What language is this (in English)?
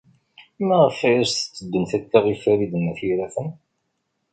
Kabyle